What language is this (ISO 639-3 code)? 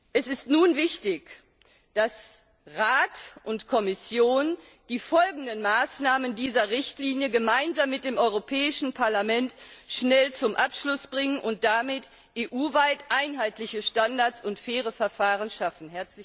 deu